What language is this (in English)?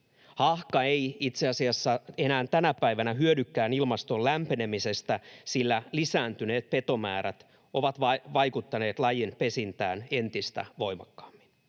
Finnish